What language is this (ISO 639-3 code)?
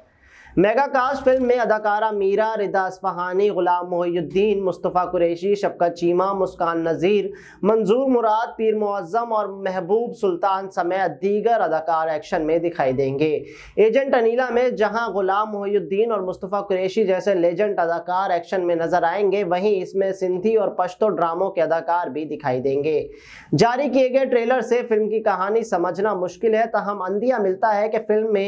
hin